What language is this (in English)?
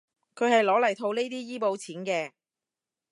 Cantonese